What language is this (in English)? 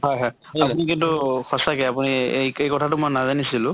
Assamese